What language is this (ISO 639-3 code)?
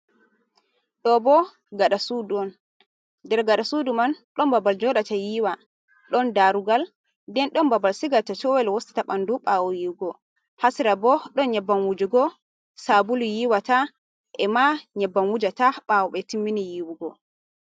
ful